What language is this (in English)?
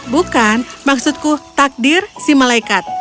Indonesian